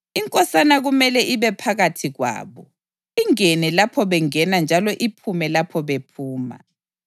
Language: North Ndebele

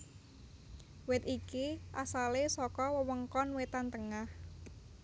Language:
Javanese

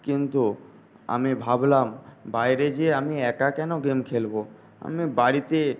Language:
Bangla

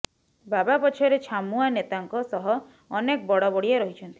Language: Odia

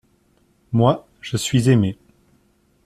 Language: French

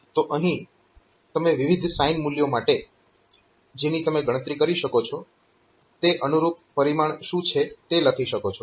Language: Gujarati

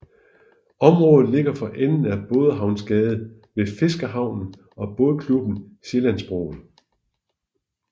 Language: Danish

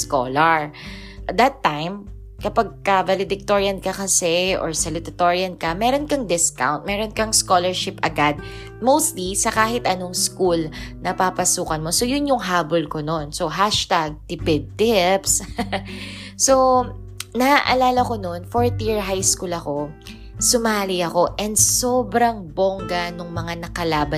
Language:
Filipino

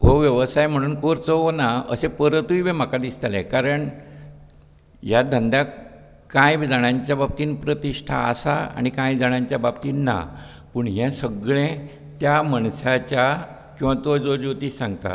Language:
Konkani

